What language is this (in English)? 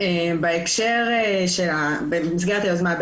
Hebrew